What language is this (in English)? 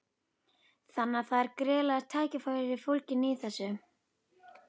Icelandic